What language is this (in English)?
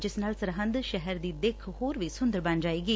Punjabi